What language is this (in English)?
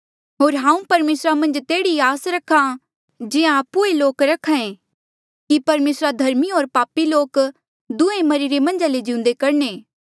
Mandeali